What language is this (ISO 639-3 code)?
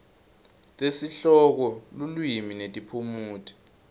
ssw